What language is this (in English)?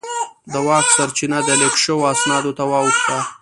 Pashto